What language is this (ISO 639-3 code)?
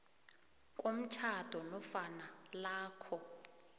nbl